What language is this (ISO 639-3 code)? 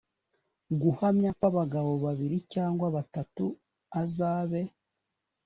kin